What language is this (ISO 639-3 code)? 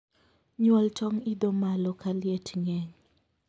luo